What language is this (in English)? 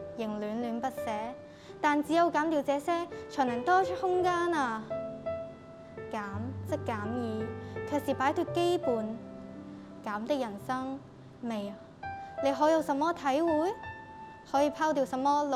Chinese